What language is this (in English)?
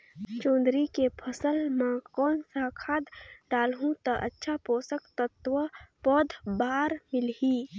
Chhattisgarhi